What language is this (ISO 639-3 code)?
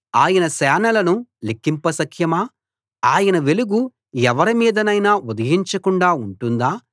tel